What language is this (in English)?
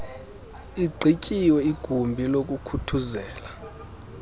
Xhosa